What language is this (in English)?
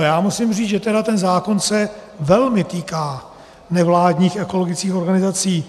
Czech